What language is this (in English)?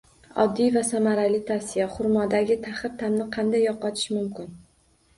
Uzbek